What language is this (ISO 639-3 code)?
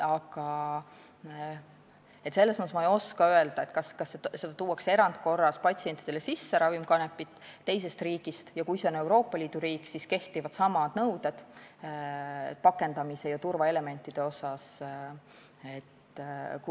est